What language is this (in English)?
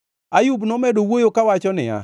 Luo (Kenya and Tanzania)